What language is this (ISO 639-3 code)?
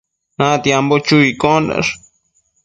mcf